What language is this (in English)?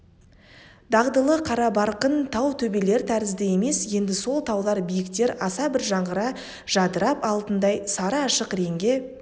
Kazakh